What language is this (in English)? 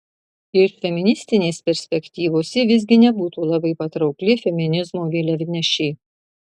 Lithuanian